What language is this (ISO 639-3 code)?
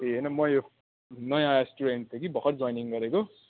nep